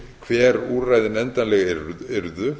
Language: Icelandic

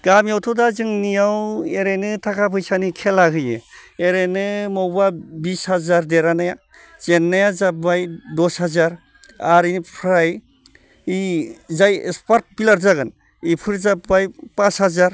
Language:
Bodo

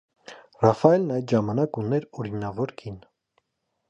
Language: Armenian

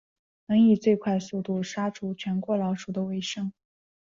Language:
Chinese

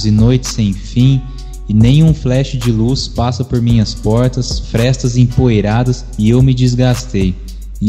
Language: Portuguese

